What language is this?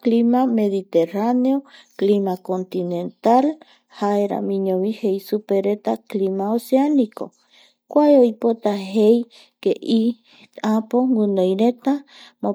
Eastern Bolivian Guaraní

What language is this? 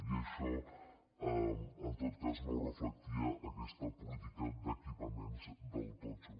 Catalan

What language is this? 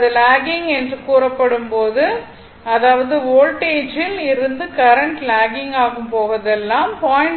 Tamil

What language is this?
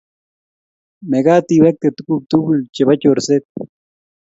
Kalenjin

